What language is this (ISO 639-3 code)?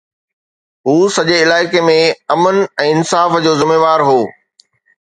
snd